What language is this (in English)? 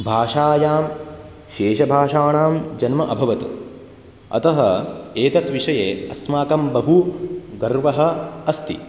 Sanskrit